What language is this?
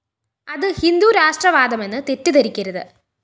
Malayalam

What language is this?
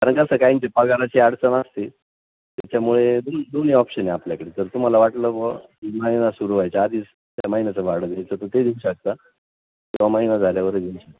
Marathi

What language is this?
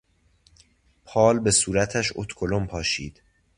Persian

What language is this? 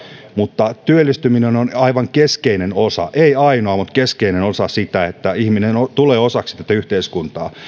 Finnish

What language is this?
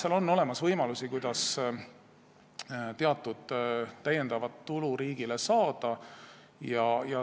Estonian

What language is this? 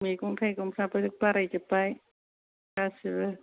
Bodo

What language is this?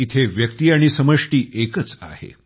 Marathi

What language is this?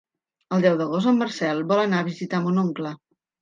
Catalan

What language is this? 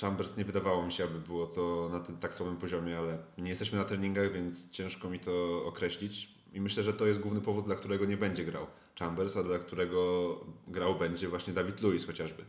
Polish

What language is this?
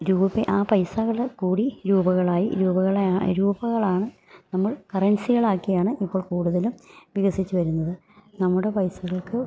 Malayalam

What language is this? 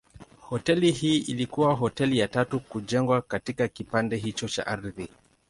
Swahili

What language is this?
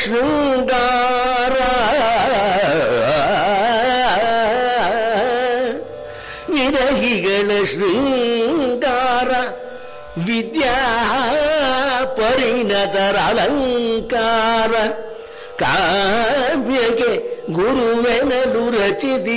Kannada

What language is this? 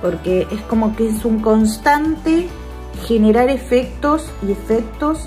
Spanish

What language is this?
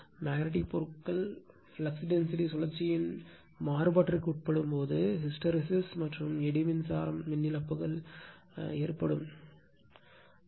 Tamil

